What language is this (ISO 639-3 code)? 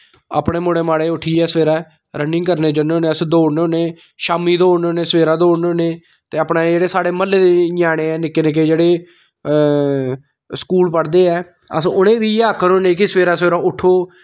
doi